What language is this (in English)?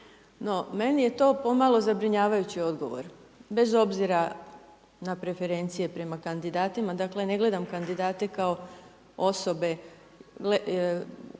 Croatian